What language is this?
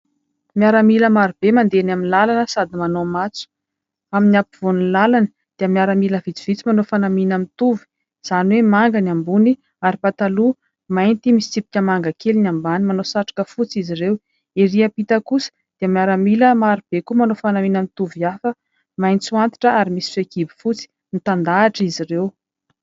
Malagasy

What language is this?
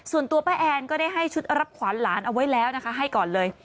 Thai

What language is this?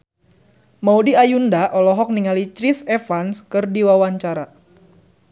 Sundanese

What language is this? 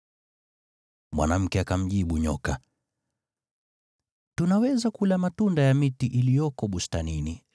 Swahili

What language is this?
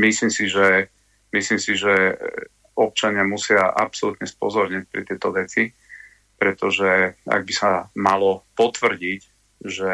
Slovak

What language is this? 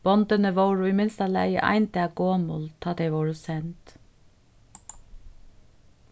Faroese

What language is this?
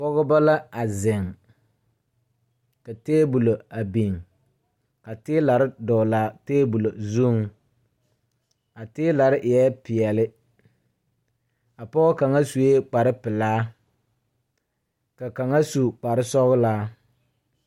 Southern Dagaare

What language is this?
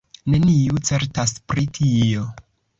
Esperanto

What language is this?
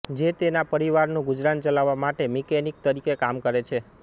Gujarati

